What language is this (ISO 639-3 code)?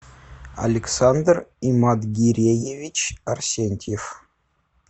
rus